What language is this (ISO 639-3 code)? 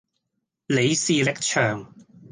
yue